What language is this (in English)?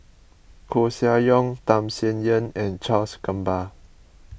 English